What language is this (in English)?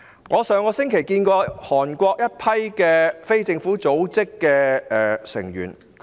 Cantonese